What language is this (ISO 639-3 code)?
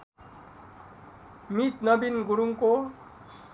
nep